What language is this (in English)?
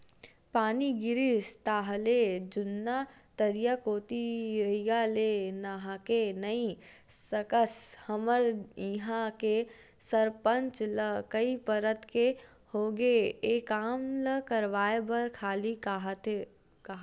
Chhattisgarhi